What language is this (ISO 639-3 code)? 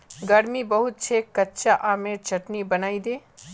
mag